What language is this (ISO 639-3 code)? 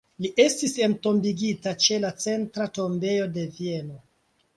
epo